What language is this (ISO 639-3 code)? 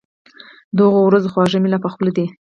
pus